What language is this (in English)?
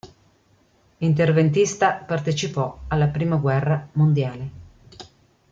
Italian